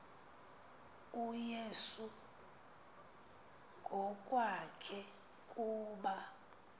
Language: Xhosa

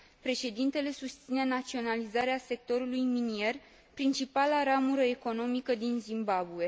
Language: Romanian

